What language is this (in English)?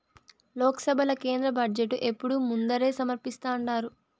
Telugu